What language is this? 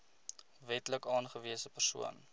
Afrikaans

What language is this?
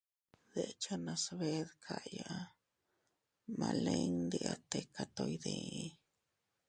Teutila Cuicatec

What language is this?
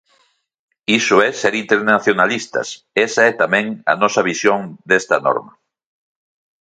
Galician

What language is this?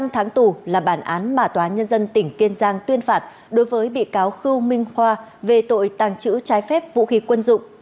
Vietnamese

